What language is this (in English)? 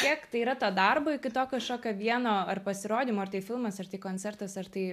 Lithuanian